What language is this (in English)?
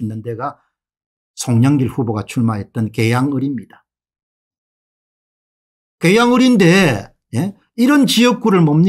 Korean